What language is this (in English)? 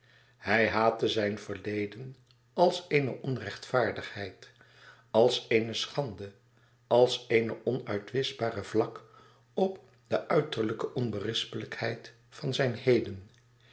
Dutch